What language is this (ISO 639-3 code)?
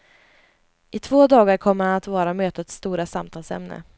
swe